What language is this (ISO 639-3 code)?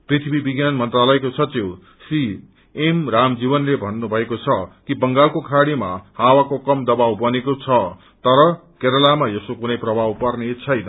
nep